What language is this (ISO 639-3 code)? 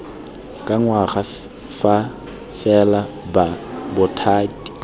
tsn